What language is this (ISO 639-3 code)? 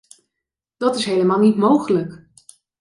nld